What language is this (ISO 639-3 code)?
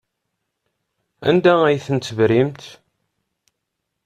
kab